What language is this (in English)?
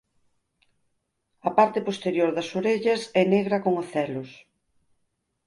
Galician